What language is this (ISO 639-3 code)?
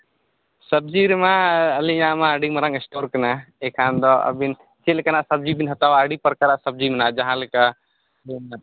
sat